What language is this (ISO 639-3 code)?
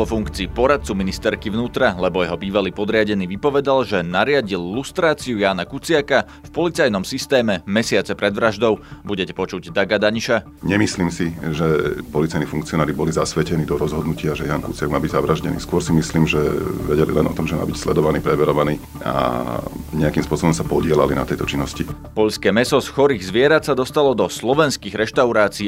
slk